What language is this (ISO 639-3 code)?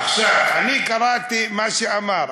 heb